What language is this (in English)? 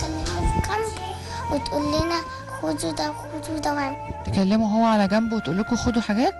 Arabic